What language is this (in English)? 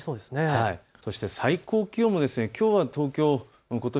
Japanese